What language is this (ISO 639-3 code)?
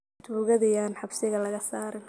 som